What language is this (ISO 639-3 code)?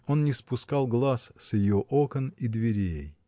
rus